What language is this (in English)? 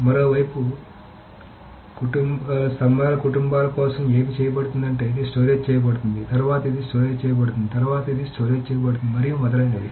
Telugu